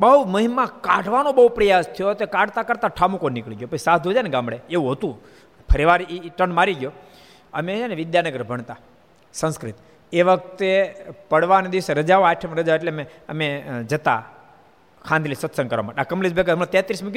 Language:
Gujarati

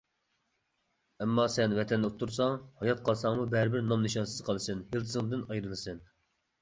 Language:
Uyghur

